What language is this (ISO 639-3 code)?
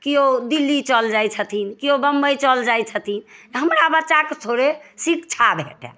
mai